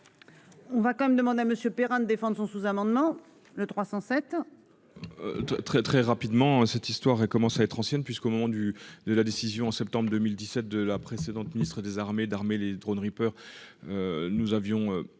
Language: French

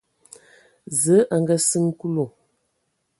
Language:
Ewondo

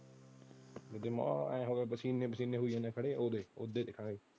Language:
Punjabi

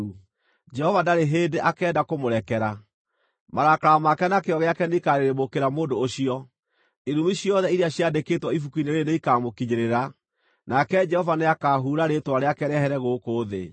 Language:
Kikuyu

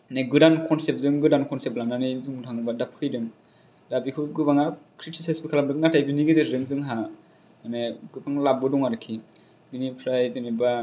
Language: Bodo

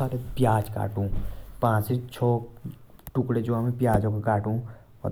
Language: Jaunsari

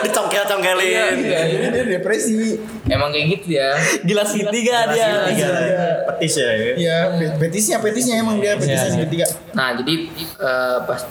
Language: Indonesian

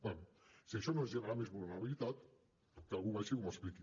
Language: Catalan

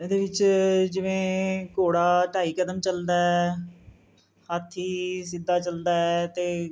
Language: Punjabi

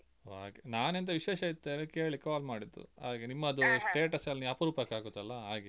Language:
Kannada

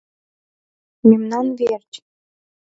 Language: Mari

